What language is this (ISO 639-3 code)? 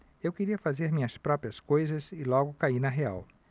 por